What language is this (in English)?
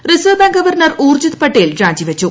Malayalam